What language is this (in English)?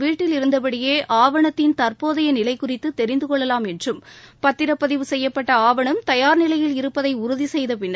Tamil